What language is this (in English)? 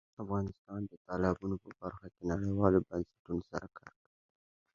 Pashto